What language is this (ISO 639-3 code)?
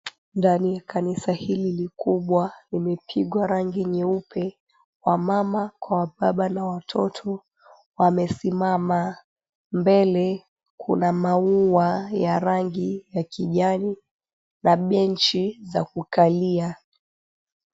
swa